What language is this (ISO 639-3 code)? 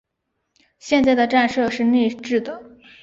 zho